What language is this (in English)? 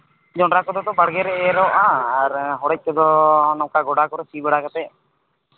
Santali